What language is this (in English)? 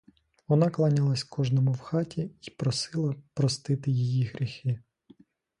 Ukrainian